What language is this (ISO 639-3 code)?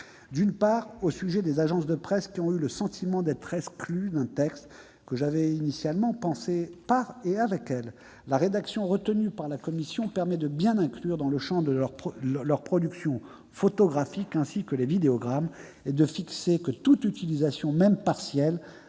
fra